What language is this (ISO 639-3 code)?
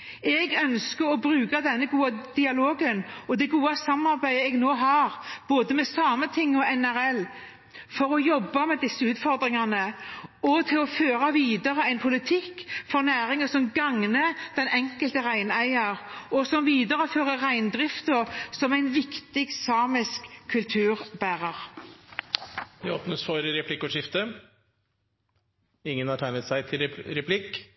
nob